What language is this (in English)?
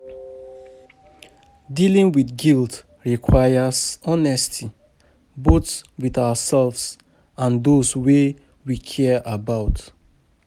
Nigerian Pidgin